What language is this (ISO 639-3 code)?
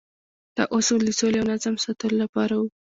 pus